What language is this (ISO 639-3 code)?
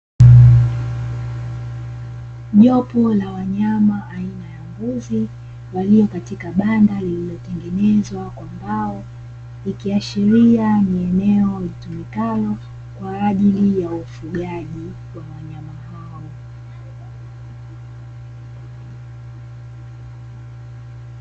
swa